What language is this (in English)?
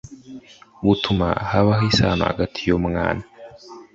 Kinyarwanda